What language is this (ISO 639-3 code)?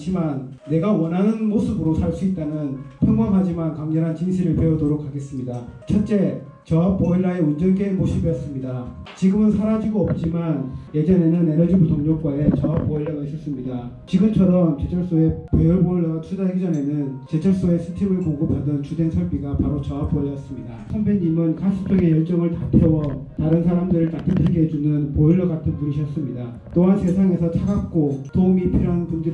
kor